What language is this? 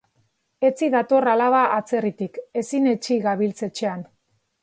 Basque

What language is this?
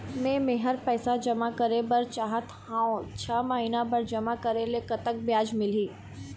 Chhattisgarhi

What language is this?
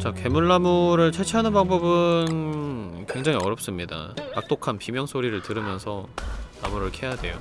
Korean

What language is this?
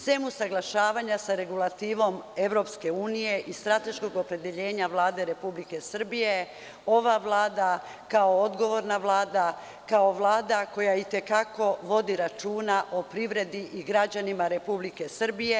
Serbian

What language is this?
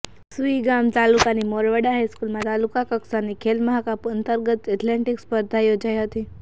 Gujarati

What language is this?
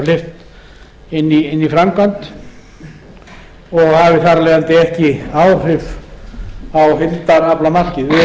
Icelandic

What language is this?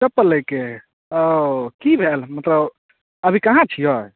Maithili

